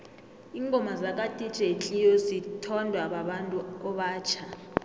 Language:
South Ndebele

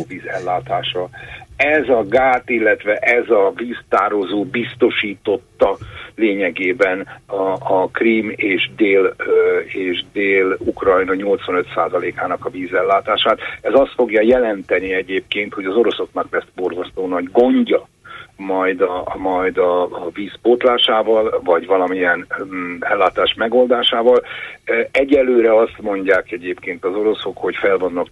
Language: Hungarian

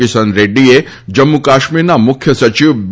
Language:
Gujarati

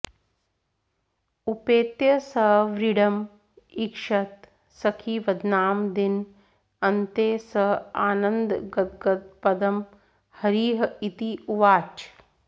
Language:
Sanskrit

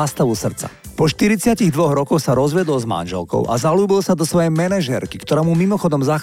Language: Slovak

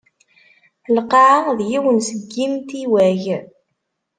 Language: Kabyle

